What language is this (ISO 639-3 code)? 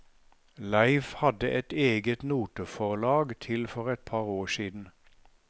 nor